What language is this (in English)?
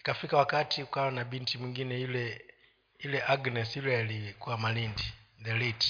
Swahili